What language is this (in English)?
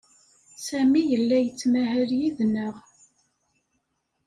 Kabyle